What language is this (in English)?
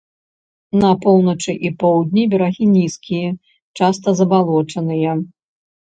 Belarusian